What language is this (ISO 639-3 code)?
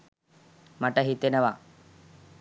sin